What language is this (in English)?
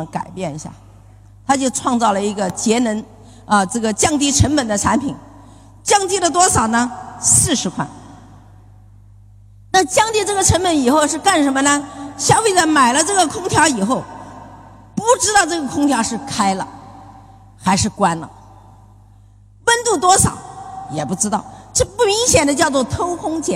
Chinese